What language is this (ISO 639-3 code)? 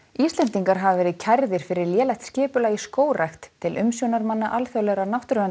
isl